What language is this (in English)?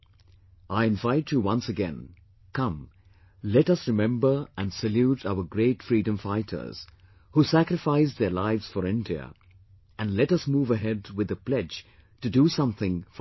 English